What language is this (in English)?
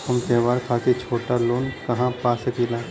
Bhojpuri